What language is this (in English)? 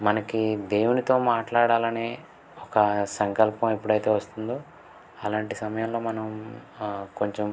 Telugu